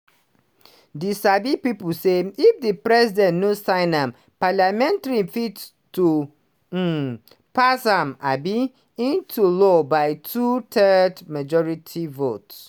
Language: Nigerian Pidgin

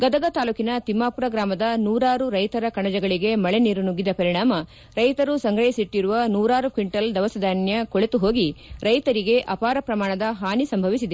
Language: Kannada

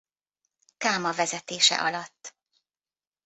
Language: Hungarian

